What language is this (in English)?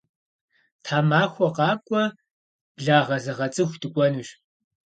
Kabardian